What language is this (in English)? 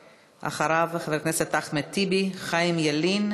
Hebrew